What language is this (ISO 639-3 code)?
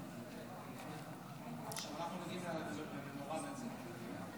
heb